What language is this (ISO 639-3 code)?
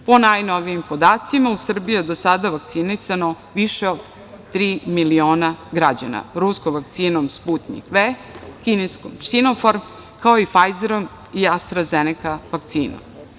srp